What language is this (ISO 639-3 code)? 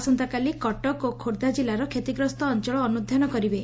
ori